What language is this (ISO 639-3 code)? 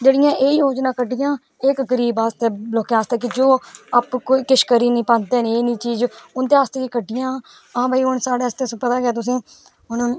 doi